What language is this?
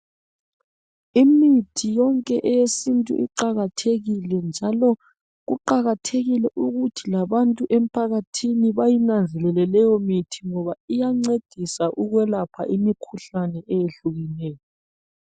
North Ndebele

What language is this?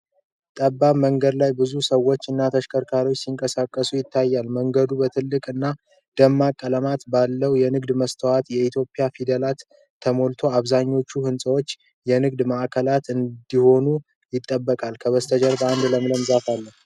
Amharic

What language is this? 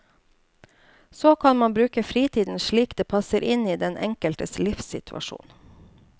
Norwegian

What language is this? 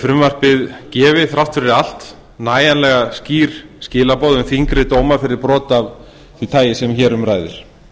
Icelandic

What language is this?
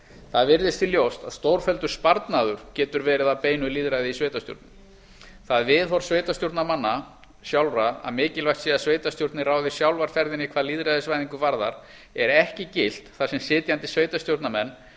Icelandic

